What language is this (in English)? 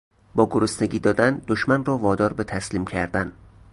Persian